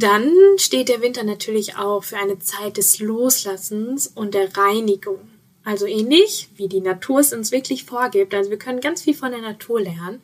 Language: German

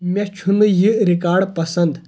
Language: Kashmiri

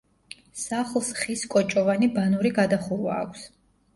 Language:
Georgian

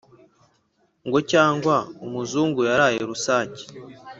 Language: Kinyarwanda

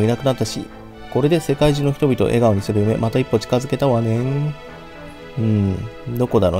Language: Japanese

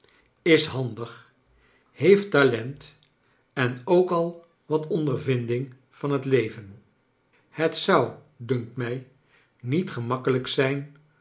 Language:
Dutch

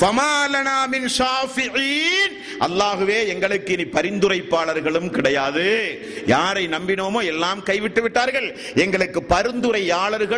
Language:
Tamil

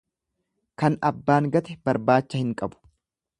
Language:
Oromo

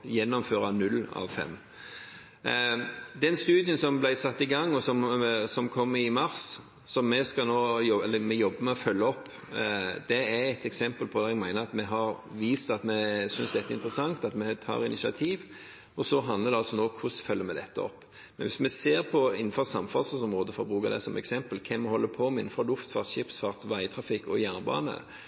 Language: Norwegian Bokmål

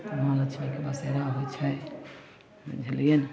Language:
Maithili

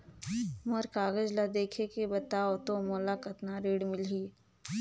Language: Chhattisgarhi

